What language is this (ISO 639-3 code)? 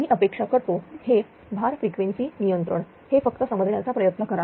mar